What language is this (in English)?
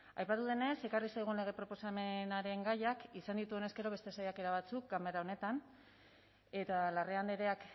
Basque